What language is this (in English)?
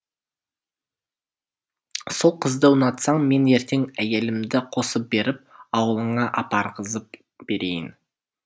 Kazakh